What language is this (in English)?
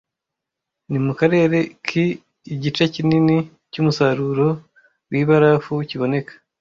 Kinyarwanda